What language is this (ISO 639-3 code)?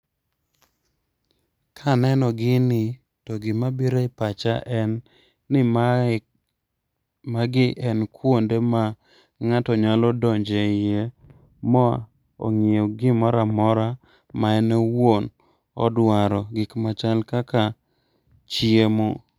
luo